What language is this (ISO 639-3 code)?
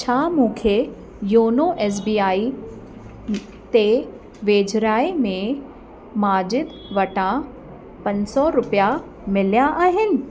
snd